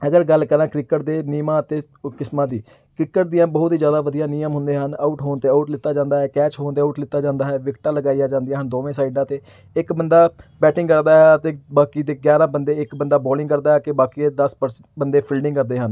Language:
Punjabi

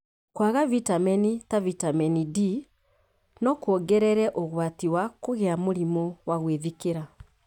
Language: Kikuyu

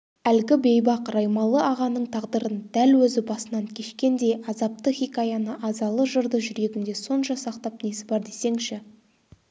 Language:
Kazakh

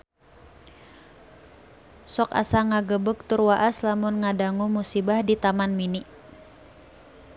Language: Sundanese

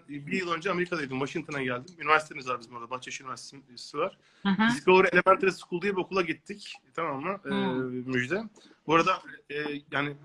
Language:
Turkish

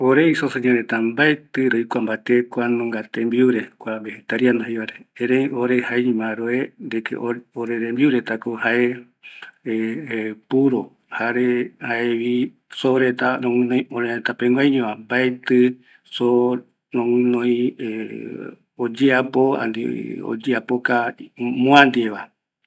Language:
Eastern Bolivian Guaraní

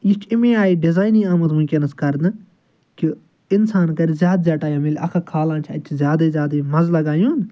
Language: Kashmiri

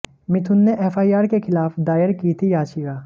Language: Hindi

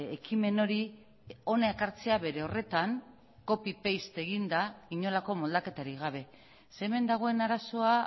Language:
Basque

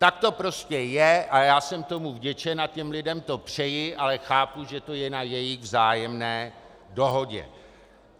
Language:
Czech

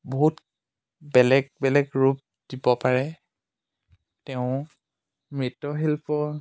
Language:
Assamese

